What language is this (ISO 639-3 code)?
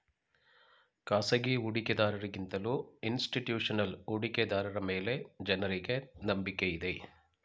kan